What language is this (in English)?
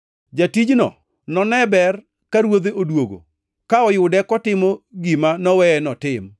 Luo (Kenya and Tanzania)